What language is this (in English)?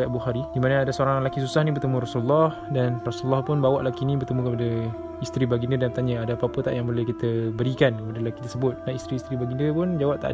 Malay